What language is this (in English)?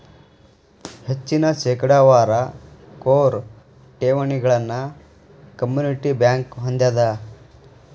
Kannada